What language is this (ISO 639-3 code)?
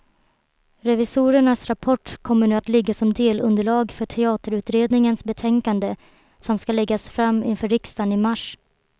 swe